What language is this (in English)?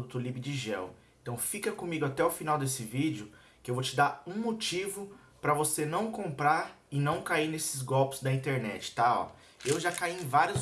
Portuguese